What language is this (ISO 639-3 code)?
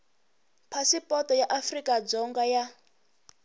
tso